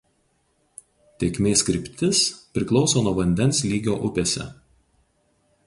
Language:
Lithuanian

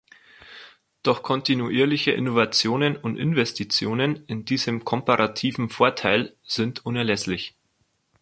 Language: German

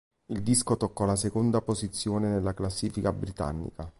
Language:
Italian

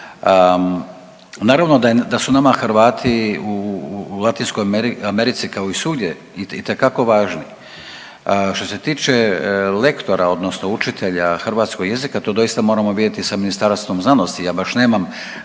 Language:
Croatian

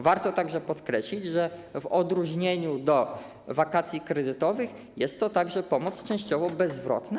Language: Polish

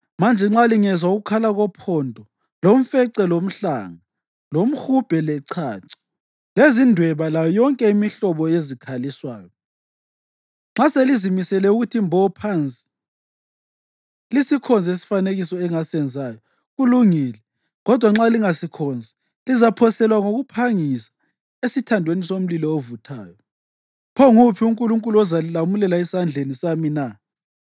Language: North Ndebele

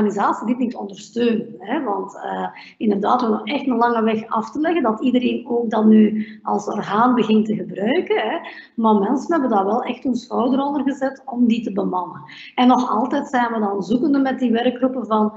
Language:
Dutch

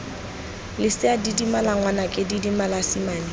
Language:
Tswana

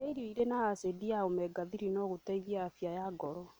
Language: Kikuyu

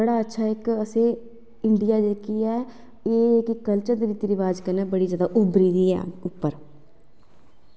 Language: Dogri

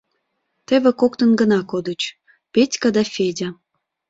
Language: Mari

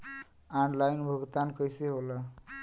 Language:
Bhojpuri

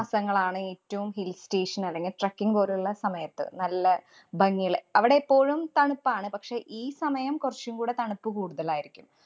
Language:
Malayalam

